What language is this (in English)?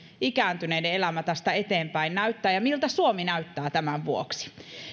Finnish